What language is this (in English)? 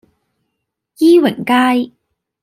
Cantonese